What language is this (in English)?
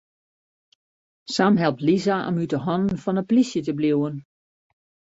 Western Frisian